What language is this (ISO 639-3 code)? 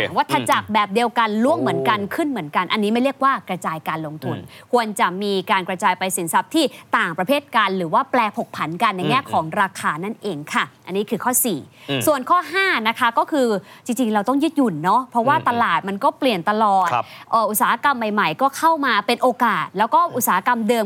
tha